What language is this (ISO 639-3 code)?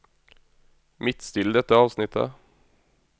nor